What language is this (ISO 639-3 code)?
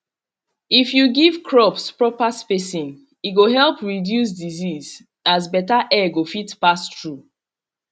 pcm